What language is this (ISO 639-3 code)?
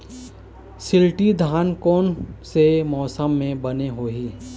hne